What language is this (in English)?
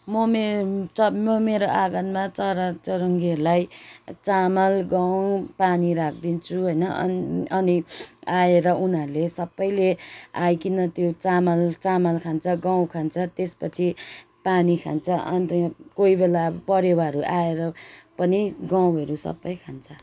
Nepali